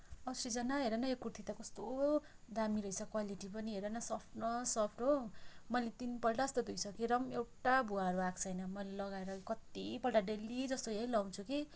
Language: Nepali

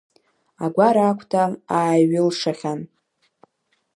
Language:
Abkhazian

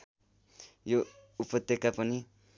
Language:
Nepali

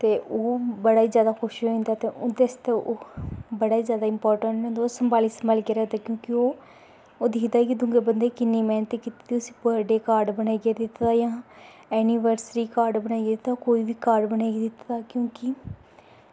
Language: Dogri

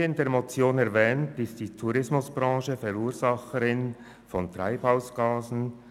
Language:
Swiss German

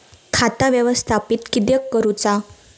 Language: Marathi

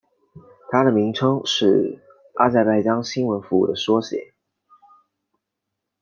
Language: Chinese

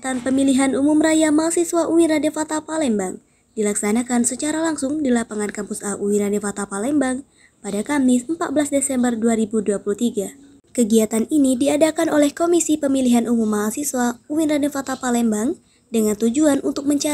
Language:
Indonesian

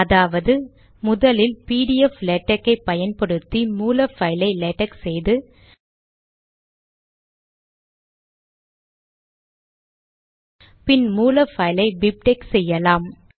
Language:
Tamil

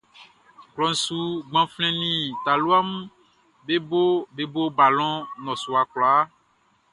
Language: Baoulé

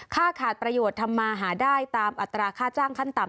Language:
Thai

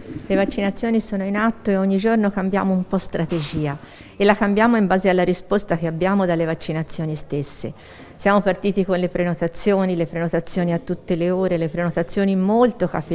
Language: Italian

